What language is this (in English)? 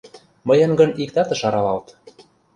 Mari